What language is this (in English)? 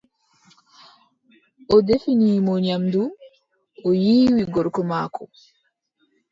Adamawa Fulfulde